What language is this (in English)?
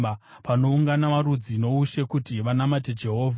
Shona